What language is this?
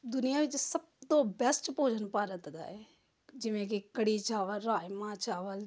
Punjabi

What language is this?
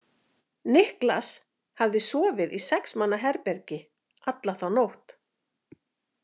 Icelandic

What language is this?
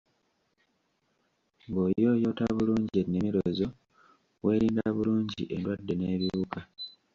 Ganda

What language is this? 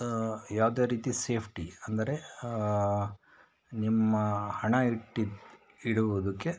Kannada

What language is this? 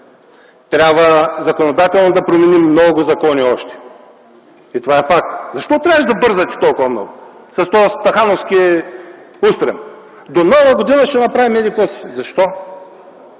Bulgarian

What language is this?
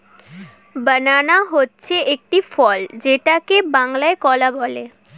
Bangla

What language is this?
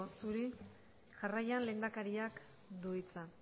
Basque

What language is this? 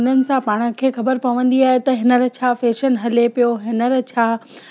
Sindhi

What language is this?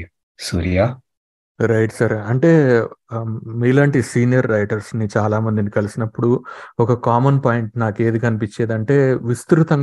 Telugu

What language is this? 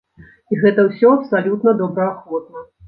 Belarusian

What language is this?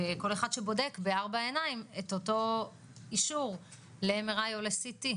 Hebrew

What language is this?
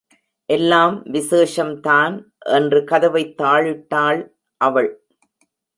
Tamil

